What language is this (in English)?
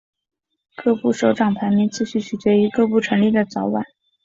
Chinese